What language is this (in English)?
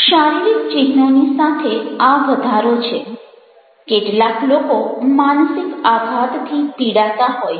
Gujarati